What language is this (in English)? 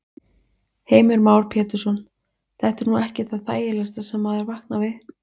Icelandic